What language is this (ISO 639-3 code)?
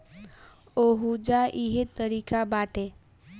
bho